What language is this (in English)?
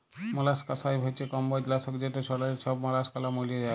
Bangla